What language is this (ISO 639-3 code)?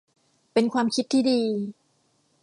tha